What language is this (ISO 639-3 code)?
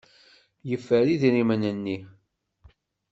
kab